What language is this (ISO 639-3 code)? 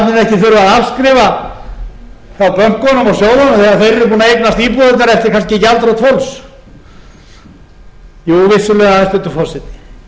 isl